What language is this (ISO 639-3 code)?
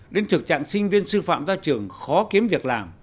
vie